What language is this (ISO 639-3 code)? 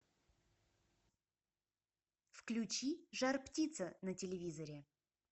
rus